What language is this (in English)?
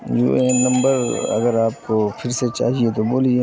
Urdu